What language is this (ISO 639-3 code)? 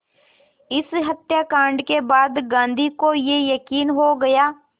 hin